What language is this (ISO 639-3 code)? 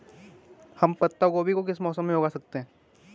hin